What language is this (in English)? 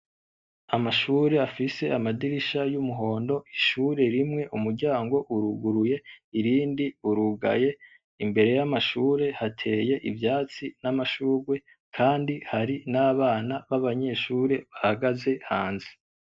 Rundi